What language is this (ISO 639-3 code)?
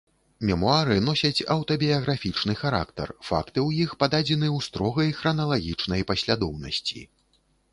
bel